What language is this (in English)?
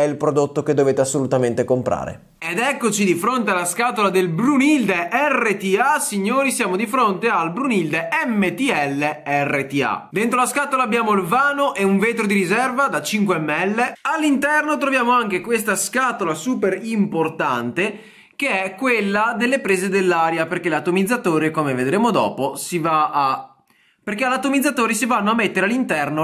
Italian